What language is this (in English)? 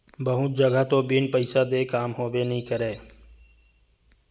Chhattisgarhi